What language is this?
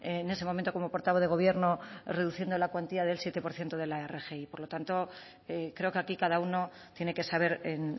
Spanish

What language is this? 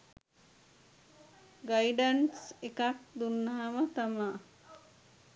Sinhala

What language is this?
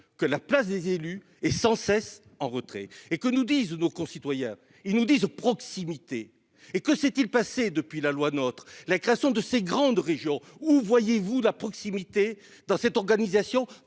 French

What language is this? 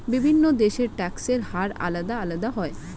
Bangla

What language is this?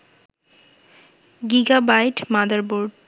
Bangla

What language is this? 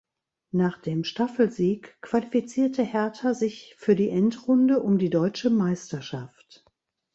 German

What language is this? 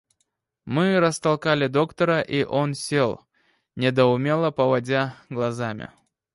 Russian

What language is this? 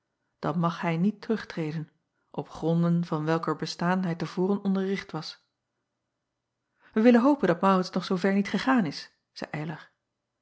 Dutch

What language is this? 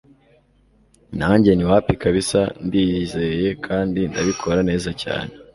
Kinyarwanda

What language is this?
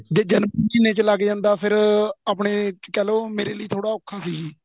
Punjabi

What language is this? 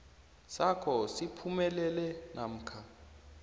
South Ndebele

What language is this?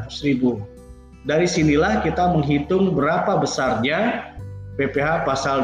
Indonesian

